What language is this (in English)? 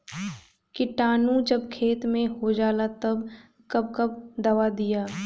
Bhojpuri